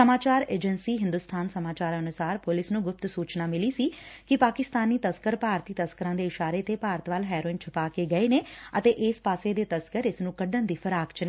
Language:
Punjabi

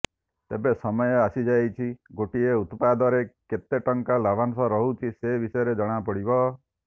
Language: Odia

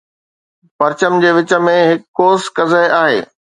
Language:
Sindhi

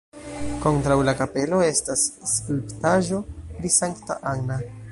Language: Esperanto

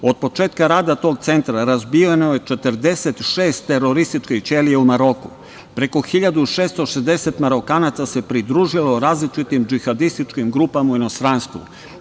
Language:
Serbian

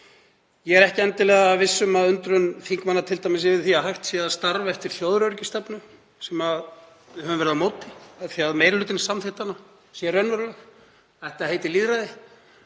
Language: Icelandic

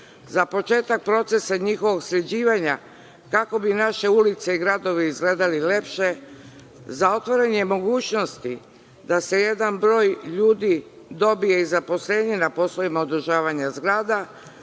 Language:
Serbian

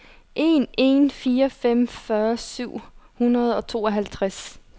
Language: Danish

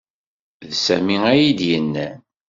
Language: Kabyle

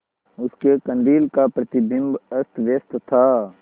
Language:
Hindi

